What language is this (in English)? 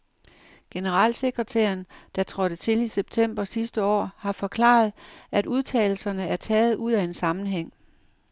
Danish